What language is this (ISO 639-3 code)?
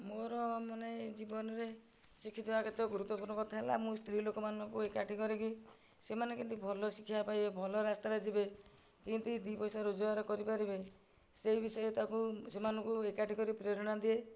ori